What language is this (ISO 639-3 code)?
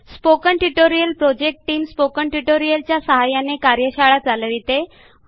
mar